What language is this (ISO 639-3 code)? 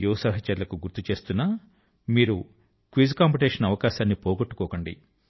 tel